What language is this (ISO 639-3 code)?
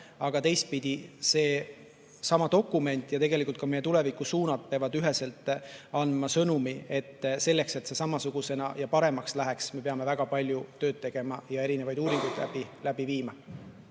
est